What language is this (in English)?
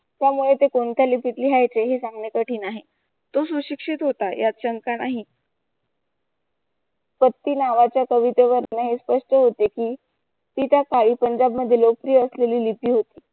Marathi